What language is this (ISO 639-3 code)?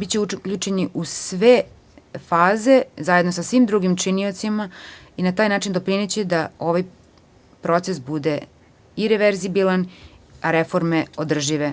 srp